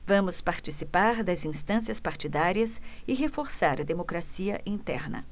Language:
Portuguese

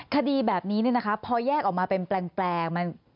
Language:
Thai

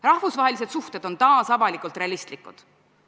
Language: Estonian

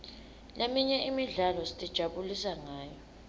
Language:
Swati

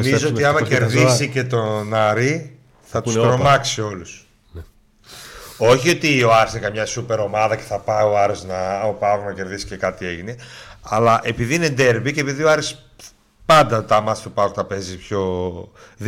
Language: Greek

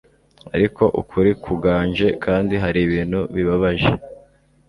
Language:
Kinyarwanda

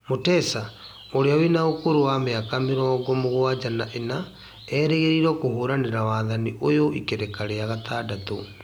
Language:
Kikuyu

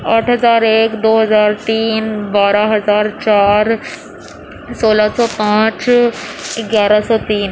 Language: Urdu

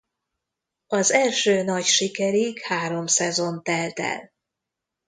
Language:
Hungarian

